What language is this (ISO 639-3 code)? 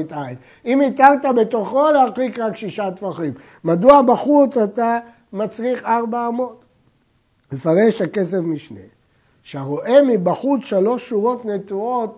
heb